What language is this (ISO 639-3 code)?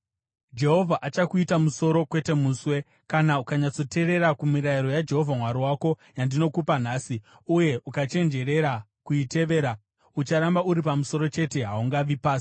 sna